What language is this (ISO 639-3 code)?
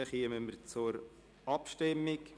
gsw